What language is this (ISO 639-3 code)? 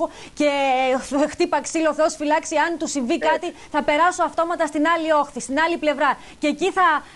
ell